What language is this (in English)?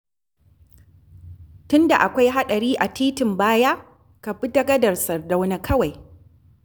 Hausa